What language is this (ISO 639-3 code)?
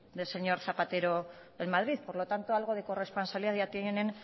spa